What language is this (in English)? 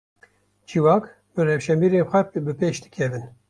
Kurdish